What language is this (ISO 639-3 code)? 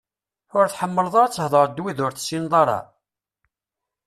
kab